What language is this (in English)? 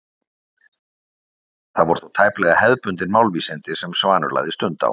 Icelandic